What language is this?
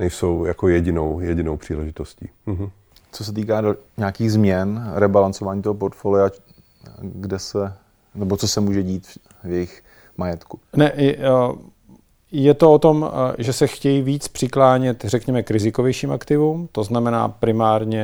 Czech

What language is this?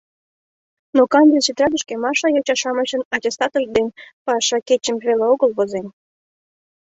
Mari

